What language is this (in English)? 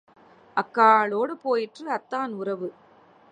Tamil